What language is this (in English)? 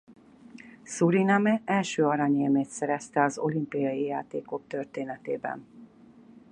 Hungarian